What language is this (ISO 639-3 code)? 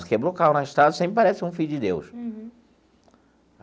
por